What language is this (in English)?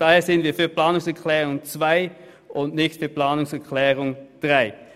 Swiss German